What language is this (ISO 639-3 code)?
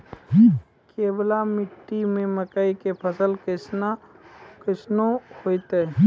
mai